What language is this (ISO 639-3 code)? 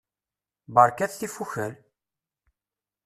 kab